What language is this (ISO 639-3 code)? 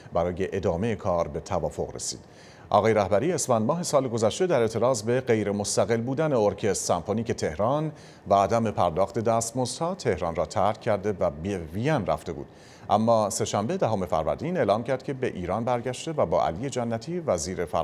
fas